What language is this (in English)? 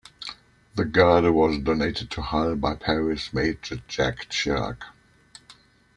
English